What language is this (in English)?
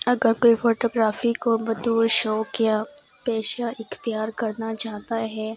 Urdu